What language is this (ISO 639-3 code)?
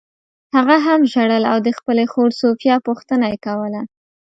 pus